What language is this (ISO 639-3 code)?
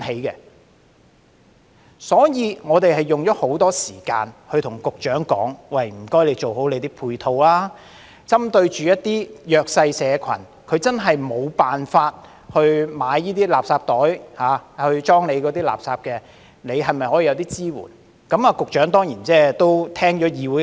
yue